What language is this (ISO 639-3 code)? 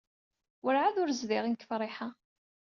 kab